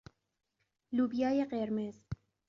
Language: Persian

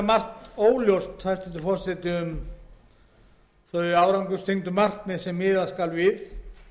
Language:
Icelandic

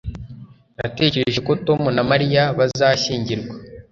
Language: Kinyarwanda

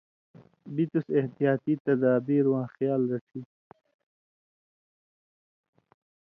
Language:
Indus Kohistani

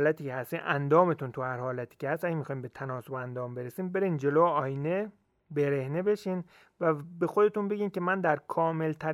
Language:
Persian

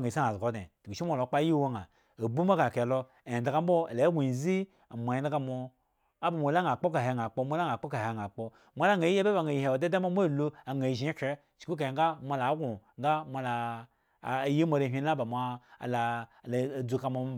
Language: Eggon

